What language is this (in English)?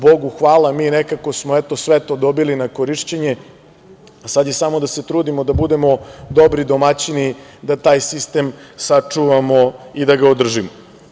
Serbian